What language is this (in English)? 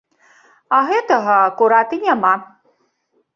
Belarusian